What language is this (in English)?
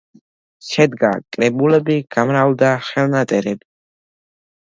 Georgian